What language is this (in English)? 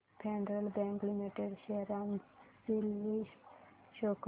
Marathi